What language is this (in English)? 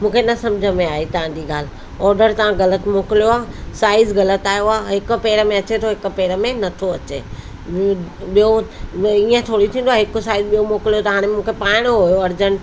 Sindhi